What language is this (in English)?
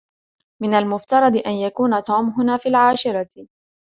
Arabic